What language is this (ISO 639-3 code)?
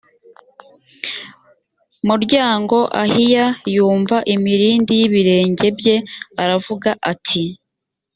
kin